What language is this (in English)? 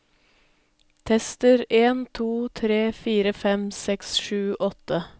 Norwegian